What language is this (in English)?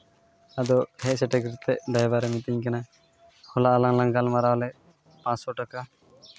Santali